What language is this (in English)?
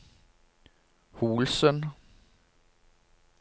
Norwegian